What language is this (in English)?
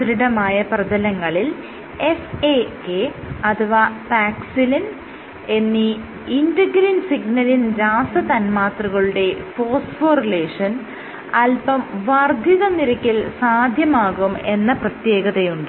Malayalam